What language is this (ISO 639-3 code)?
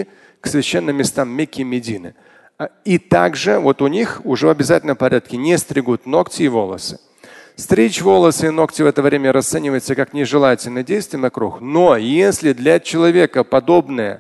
rus